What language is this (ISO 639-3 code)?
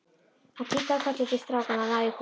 isl